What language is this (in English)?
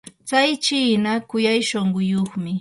Yanahuanca Pasco Quechua